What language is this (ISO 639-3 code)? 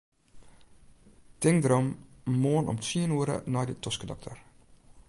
fry